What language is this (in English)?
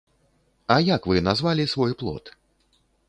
Belarusian